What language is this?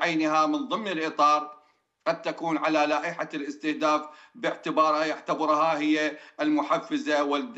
Arabic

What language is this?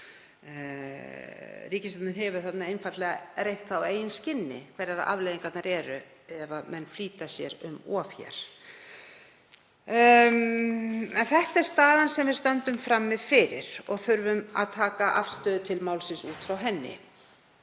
Icelandic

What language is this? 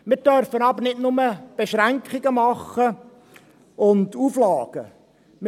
Swiss German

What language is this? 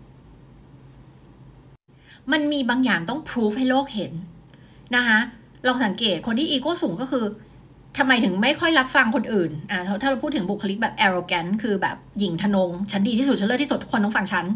Thai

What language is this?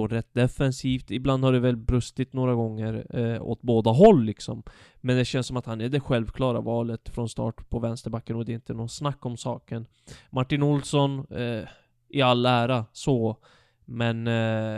Swedish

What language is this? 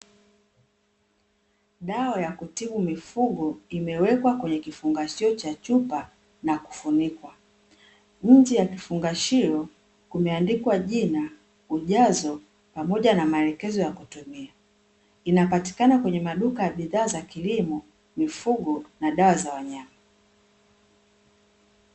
Swahili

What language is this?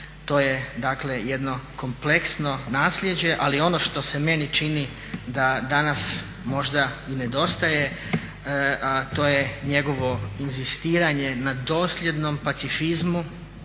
Croatian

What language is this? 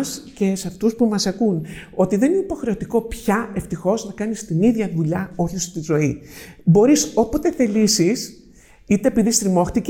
Greek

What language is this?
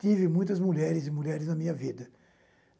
Portuguese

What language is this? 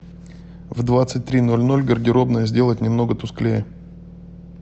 Russian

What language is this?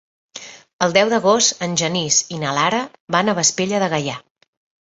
Catalan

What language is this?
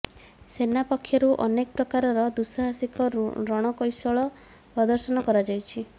Odia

